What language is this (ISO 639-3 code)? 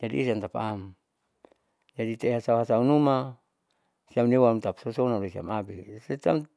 sau